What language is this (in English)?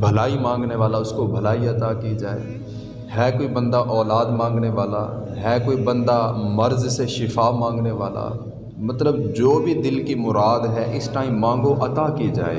Urdu